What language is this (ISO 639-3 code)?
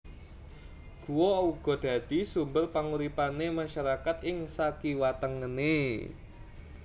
jav